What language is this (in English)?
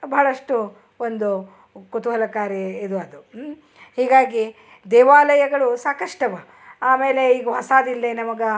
Kannada